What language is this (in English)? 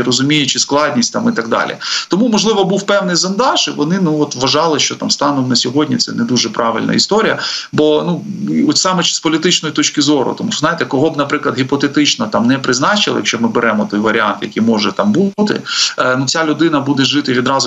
Ukrainian